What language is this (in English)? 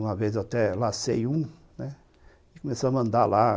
Portuguese